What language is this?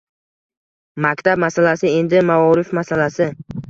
Uzbek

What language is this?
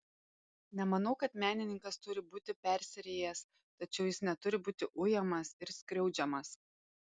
Lithuanian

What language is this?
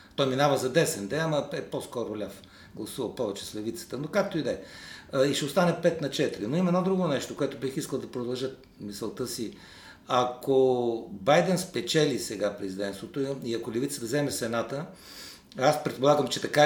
Bulgarian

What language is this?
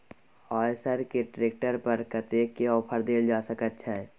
Maithili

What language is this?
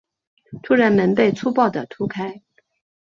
Chinese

